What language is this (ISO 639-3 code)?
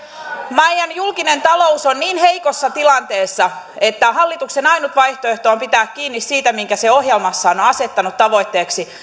fin